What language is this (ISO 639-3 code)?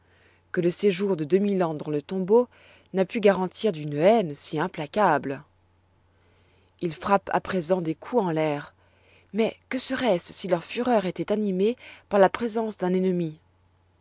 fra